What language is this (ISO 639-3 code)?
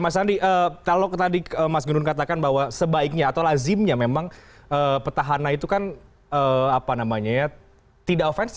ind